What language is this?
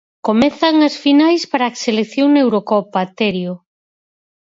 Galician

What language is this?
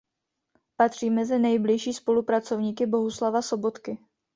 Czech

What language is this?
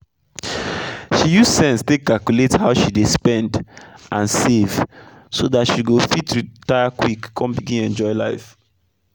Nigerian Pidgin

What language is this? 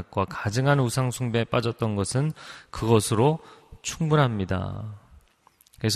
Korean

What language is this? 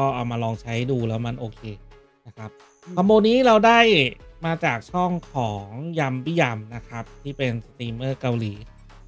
Thai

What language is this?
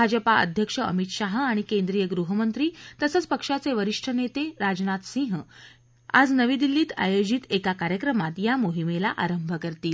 Marathi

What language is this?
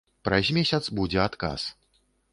Belarusian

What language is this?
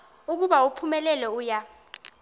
Xhosa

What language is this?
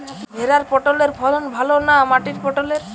Bangla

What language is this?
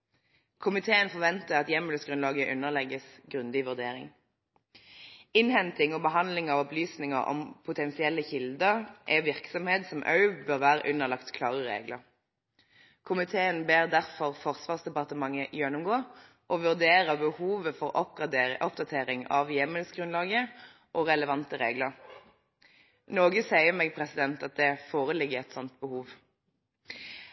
Norwegian Bokmål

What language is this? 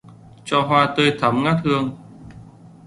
Vietnamese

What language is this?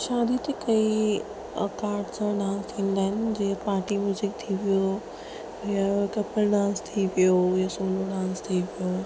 Sindhi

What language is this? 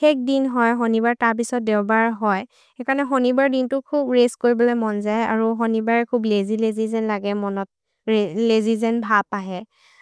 Maria (India)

